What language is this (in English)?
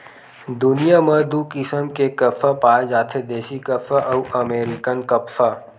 Chhattisgarhi